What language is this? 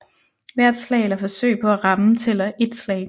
Danish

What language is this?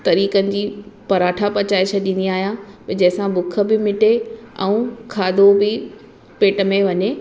Sindhi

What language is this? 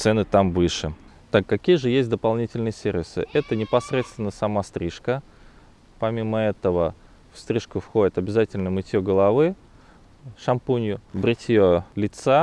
Russian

